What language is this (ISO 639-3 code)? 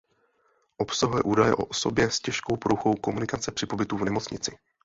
ces